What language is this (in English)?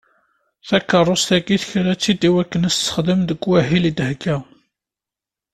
Kabyle